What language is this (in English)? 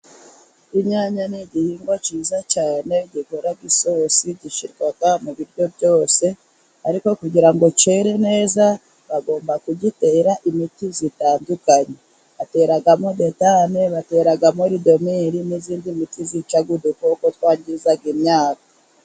Kinyarwanda